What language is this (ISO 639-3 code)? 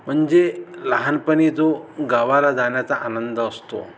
mar